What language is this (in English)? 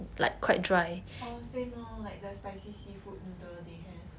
English